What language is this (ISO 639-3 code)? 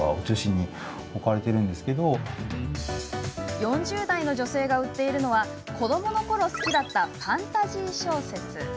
jpn